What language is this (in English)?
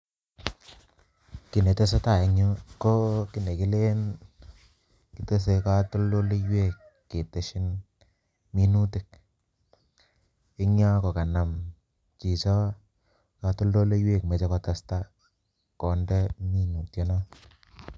Kalenjin